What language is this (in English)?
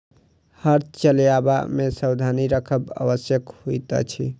Maithili